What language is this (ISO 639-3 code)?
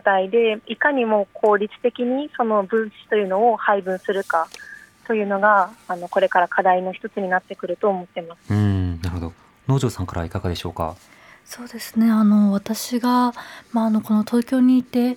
jpn